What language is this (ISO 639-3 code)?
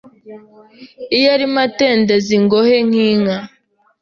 kin